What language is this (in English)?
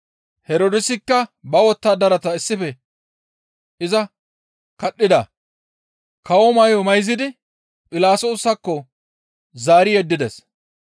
Gamo